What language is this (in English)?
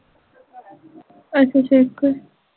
Punjabi